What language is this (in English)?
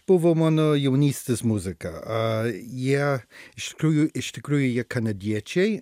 Lithuanian